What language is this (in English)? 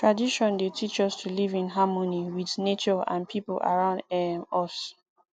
Nigerian Pidgin